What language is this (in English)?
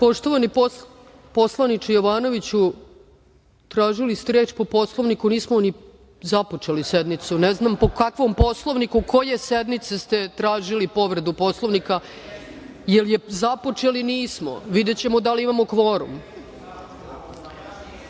Serbian